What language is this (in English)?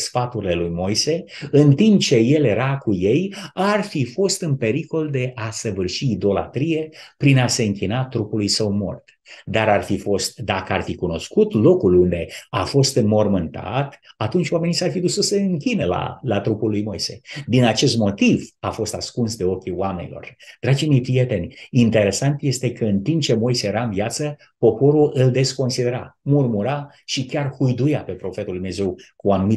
Romanian